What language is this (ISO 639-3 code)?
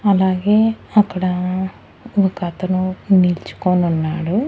tel